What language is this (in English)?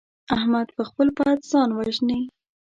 Pashto